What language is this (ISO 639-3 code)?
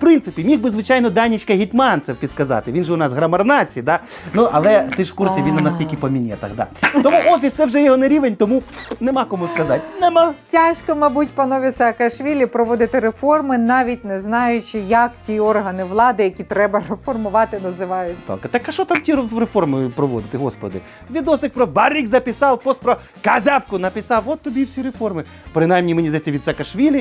ukr